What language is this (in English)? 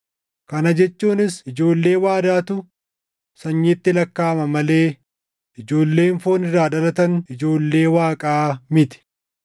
Oromo